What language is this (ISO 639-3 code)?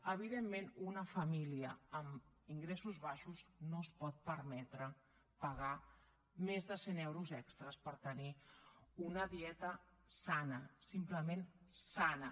cat